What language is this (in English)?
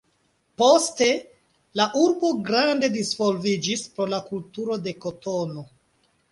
Esperanto